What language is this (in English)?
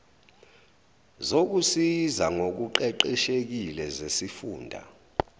Zulu